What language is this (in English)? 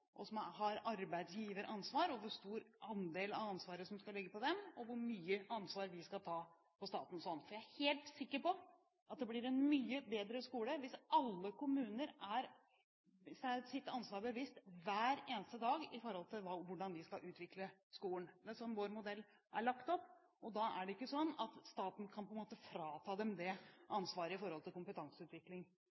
Norwegian Bokmål